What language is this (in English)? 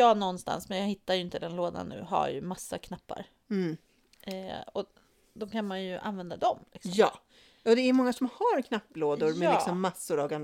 Swedish